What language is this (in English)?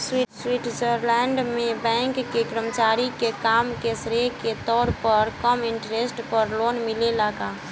Bhojpuri